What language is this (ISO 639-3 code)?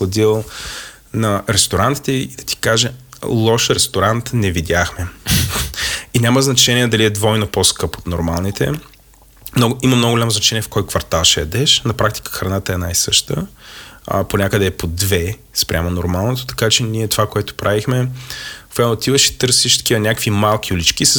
bul